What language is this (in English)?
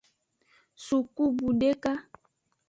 Aja (Benin)